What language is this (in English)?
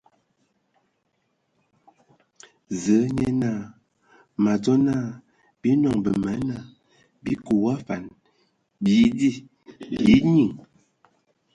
Ewondo